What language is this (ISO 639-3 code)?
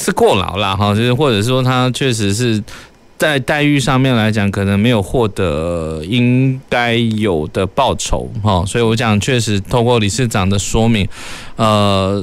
zho